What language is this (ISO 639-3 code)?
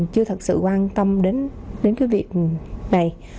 vie